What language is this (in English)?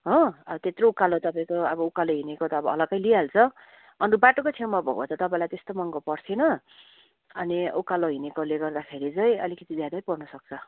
Nepali